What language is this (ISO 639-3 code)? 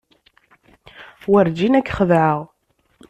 kab